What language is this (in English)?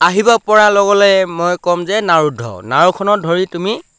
Assamese